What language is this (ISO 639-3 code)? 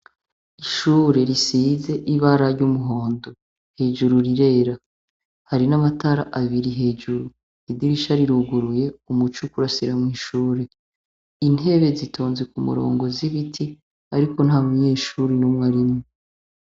run